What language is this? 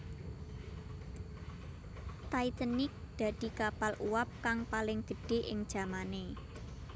Javanese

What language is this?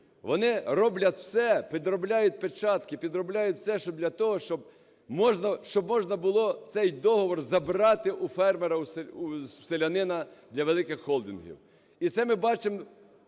Ukrainian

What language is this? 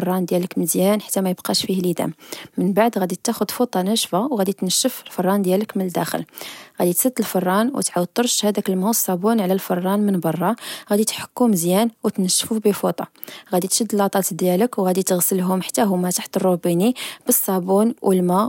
Moroccan Arabic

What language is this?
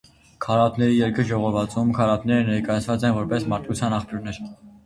Armenian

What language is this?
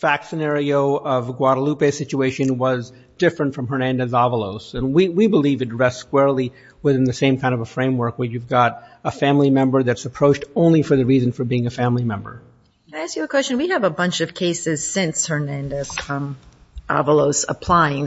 English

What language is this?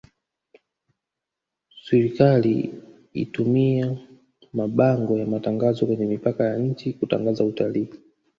Swahili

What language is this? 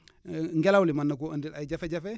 Wolof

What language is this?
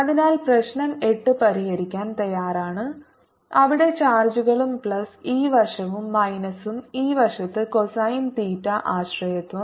Malayalam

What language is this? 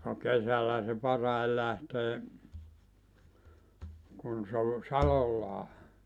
Finnish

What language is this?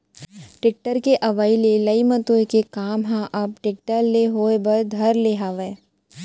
Chhattisgarhi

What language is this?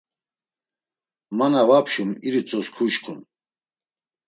Laz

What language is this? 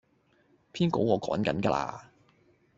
Cantonese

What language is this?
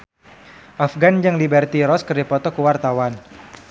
Sundanese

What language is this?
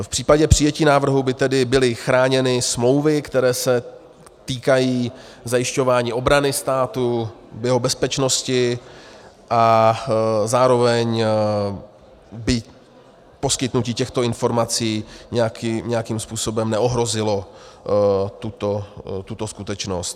Czech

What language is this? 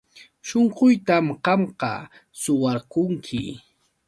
Yauyos Quechua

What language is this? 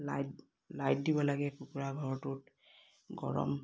Assamese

